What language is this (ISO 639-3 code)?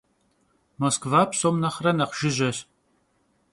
kbd